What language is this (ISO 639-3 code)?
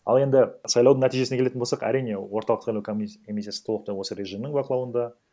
kaz